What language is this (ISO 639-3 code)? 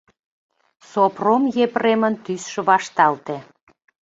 chm